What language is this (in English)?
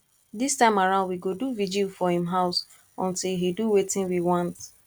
Nigerian Pidgin